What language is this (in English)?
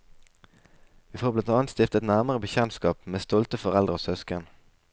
Norwegian